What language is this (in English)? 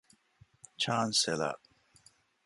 Divehi